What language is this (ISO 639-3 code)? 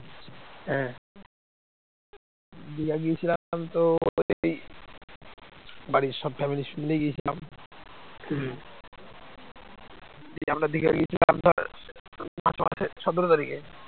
ben